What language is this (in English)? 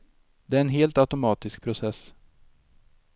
Swedish